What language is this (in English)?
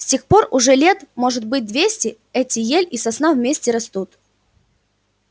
Russian